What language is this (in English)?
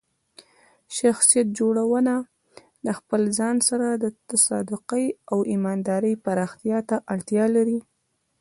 Pashto